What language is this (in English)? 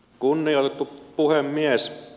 Finnish